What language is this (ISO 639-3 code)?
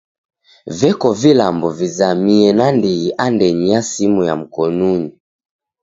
dav